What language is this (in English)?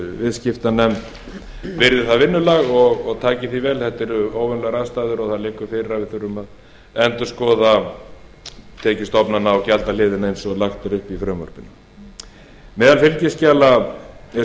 Icelandic